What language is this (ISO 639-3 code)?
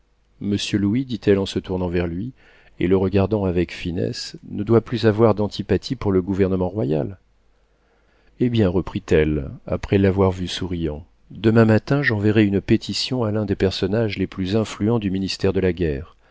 fra